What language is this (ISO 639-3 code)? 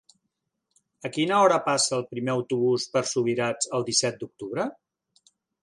cat